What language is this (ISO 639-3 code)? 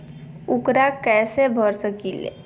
mag